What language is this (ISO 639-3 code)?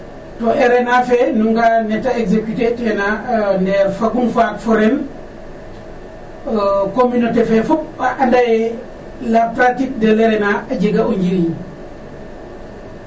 srr